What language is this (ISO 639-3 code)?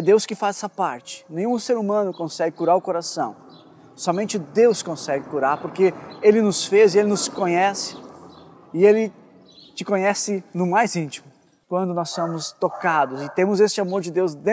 por